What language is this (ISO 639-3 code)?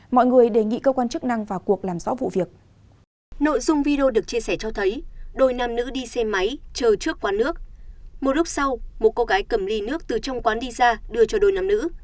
vie